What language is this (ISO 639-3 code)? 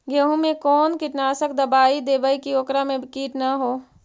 mag